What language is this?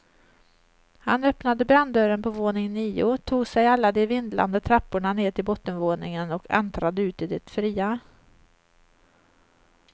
Swedish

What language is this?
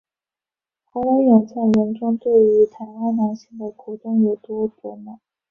Chinese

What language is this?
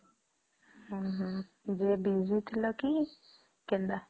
Odia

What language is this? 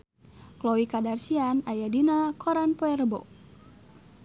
Sundanese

